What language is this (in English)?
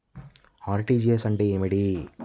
Telugu